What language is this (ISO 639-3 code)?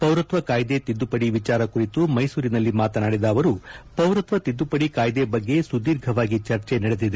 kan